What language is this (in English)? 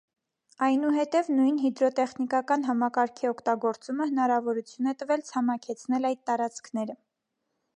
Armenian